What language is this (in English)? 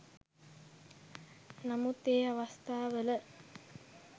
Sinhala